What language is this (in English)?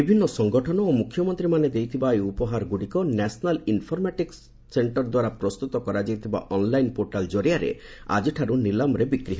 Odia